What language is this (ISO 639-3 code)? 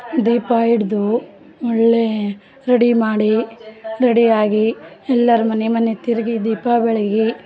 kan